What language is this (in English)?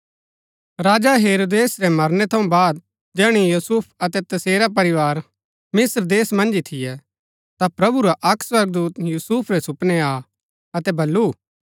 Gaddi